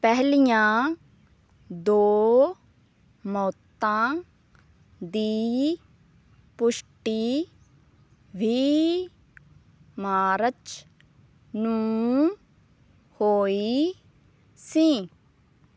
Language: Punjabi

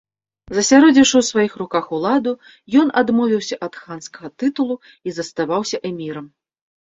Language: Belarusian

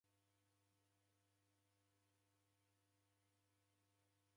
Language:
Taita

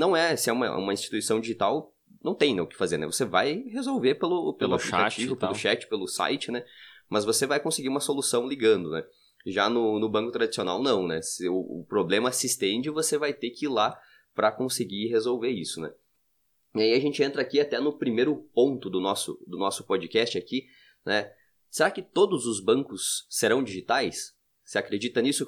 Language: Portuguese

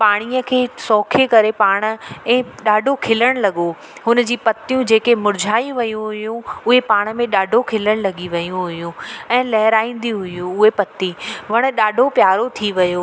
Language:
Sindhi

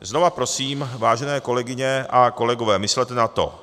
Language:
Czech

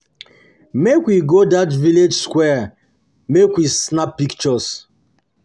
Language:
Nigerian Pidgin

